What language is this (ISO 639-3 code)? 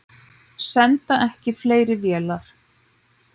isl